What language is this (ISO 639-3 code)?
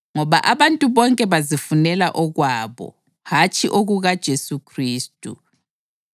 nde